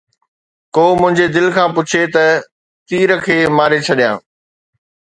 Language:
Sindhi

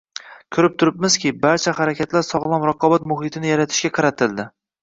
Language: Uzbek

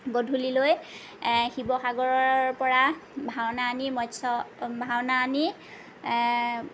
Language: Assamese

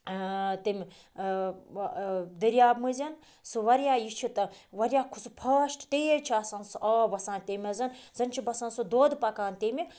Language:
Kashmiri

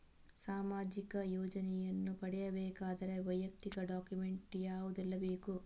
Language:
Kannada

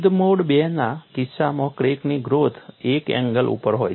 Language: Gujarati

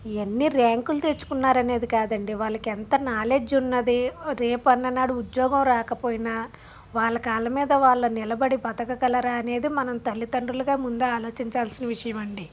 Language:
Telugu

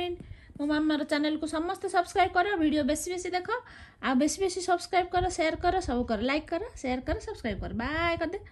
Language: Arabic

